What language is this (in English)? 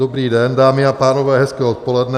Czech